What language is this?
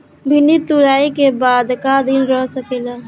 Bhojpuri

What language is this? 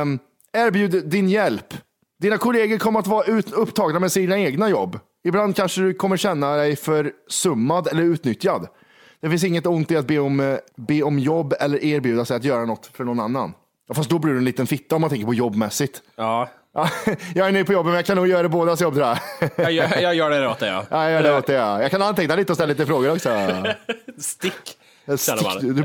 Swedish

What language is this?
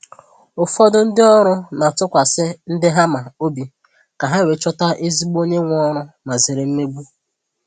Igbo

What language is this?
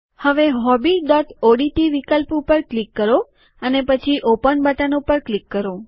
Gujarati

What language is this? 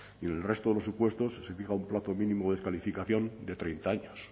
Spanish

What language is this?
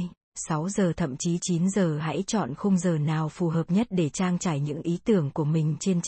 Vietnamese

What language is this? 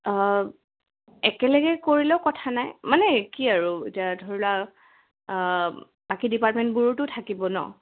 Assamese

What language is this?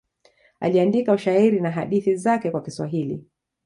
Swahili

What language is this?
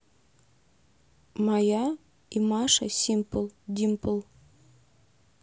Russian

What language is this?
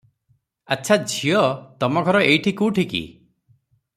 Odia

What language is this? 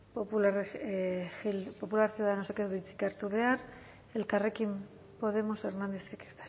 Basque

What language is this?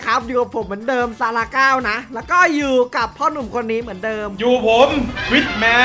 Thai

